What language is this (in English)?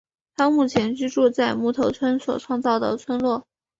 Chinese